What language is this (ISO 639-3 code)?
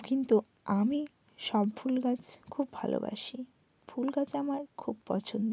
ben